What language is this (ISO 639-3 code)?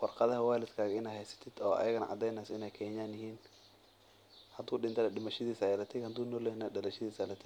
som